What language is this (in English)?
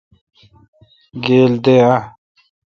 Kalkoti